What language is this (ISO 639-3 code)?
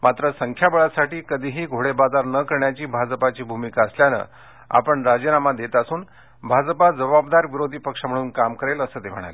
mar